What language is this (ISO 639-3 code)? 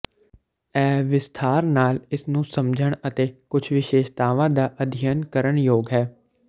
pan